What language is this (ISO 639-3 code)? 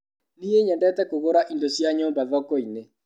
kik